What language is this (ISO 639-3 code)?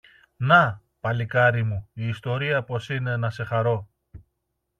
ell